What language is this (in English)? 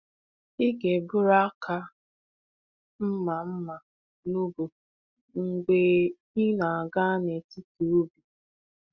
Igbo